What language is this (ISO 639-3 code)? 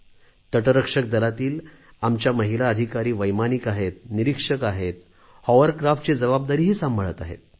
mar